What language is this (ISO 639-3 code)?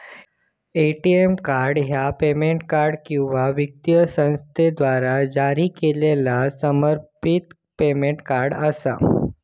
mar